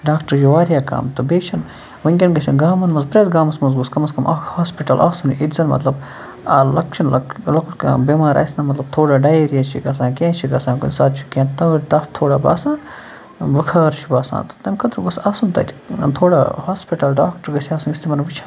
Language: Kashmiri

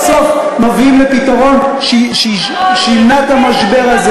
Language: Hebrew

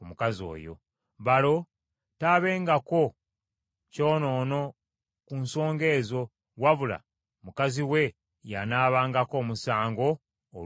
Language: Ganda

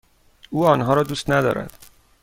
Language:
Persian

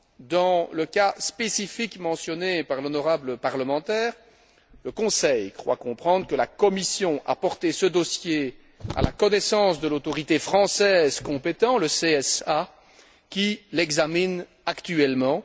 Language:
French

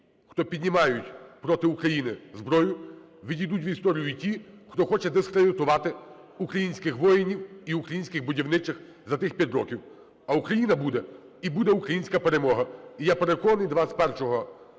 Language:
Ukrainian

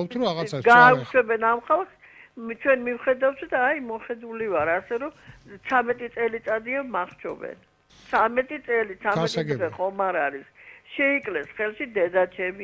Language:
Dutch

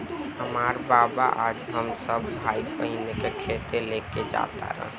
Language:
Bhojpuri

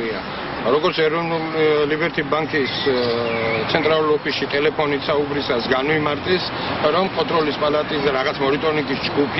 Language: Romanian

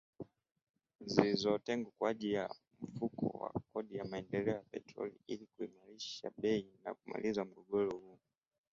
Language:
Swahili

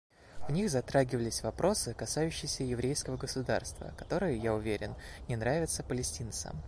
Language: Russian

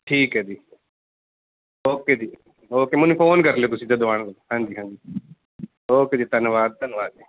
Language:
Punjabi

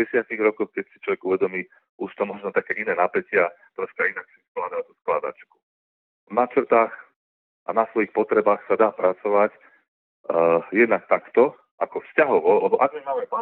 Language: Slovak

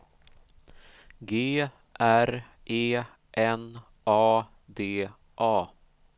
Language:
Swedish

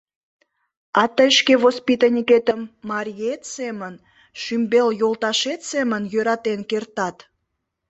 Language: Mari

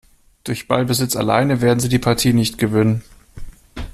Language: German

